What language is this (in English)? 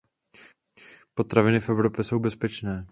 Czech